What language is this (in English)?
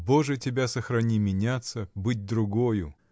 Russian